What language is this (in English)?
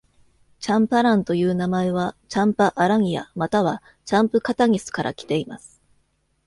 Japanese